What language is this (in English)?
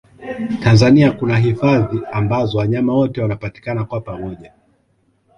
Swahili